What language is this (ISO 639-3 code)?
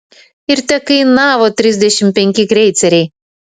lit